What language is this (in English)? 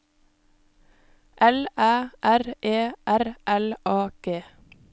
Norwegian